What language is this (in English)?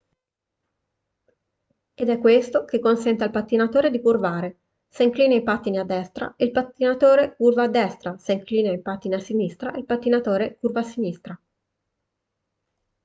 Italian